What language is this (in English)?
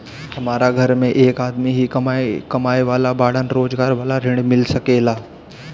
Bhojpuri